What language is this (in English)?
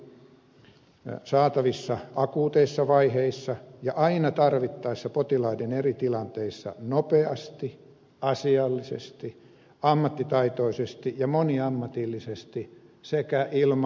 Finnish